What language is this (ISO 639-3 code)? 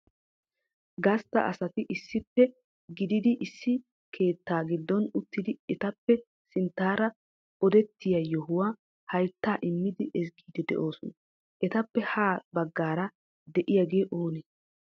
wal